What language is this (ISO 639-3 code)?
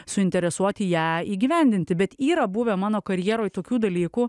lit